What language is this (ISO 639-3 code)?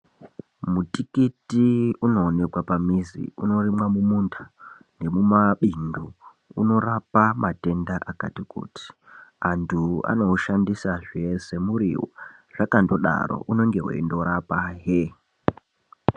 ndc